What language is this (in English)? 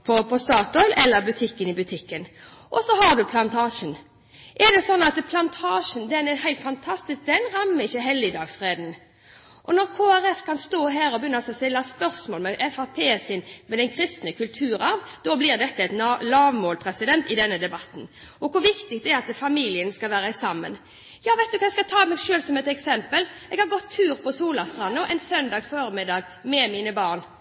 Norwegian Bokmål